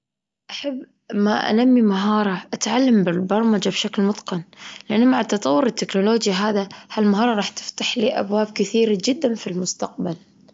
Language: Gulf Arabic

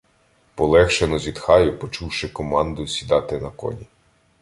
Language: Ukrainian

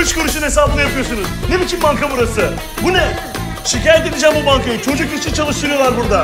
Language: Turkish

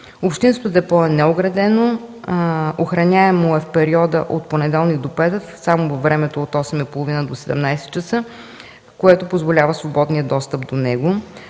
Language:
Bulgarian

